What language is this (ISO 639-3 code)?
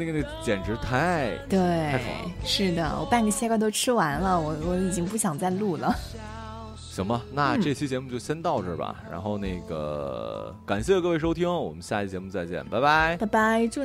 zho